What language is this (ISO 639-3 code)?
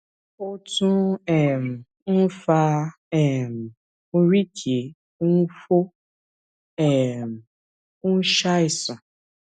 yor